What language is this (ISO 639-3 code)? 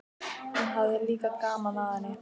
isl